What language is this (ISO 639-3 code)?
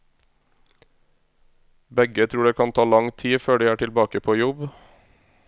nor